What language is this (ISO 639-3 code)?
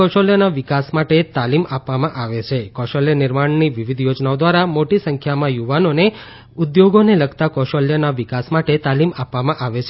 guj